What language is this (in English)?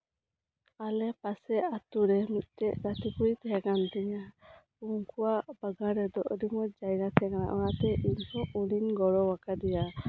Santali